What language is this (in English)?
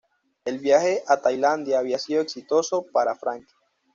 Spanish